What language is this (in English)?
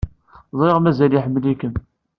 Kabyle